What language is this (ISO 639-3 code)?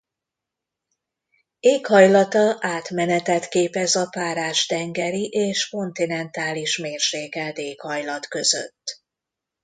hun